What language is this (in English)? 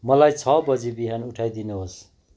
Nepali